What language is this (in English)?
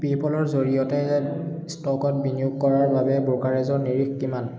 Assamese